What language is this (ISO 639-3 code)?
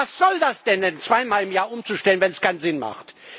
deu